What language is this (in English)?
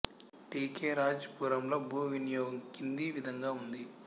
Telugu